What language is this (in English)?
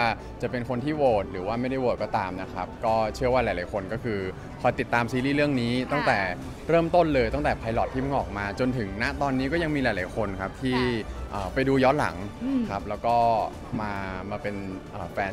Thai